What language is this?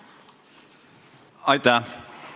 Estonian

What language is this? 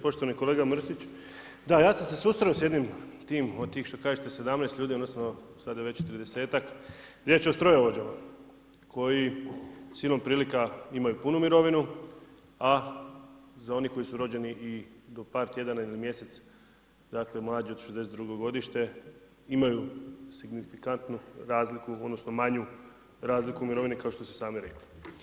Croatian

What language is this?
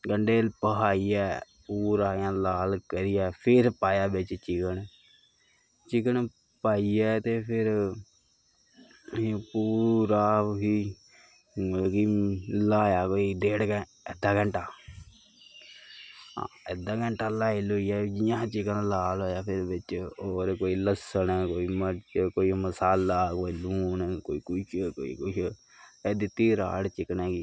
Dogri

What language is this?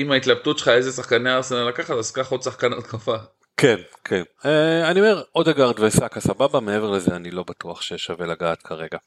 Hebrew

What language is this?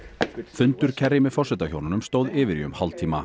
Icelandic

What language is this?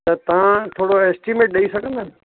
Sindhi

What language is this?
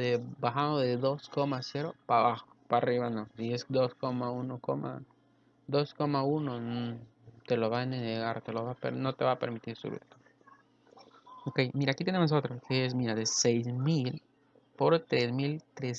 Spanish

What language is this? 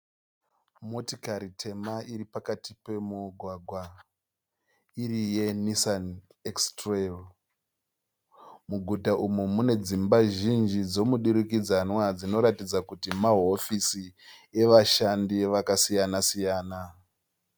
Shona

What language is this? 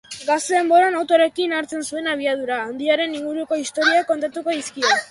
Basque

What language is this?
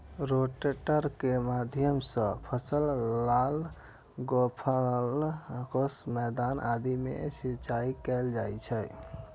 Maithili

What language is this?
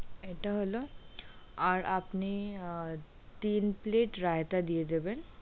Bangla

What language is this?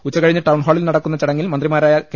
Malayalam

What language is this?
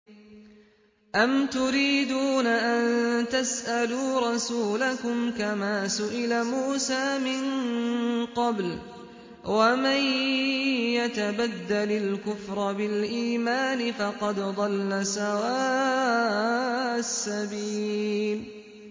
Arabic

